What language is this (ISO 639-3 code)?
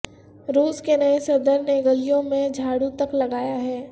urd